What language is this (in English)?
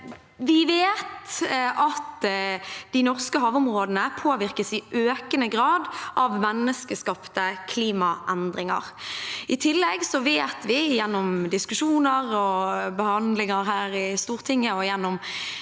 Norwegian